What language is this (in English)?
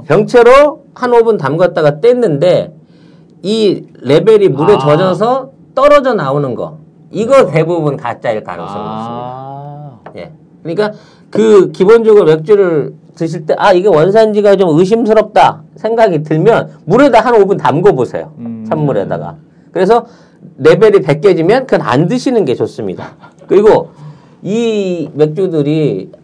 Korean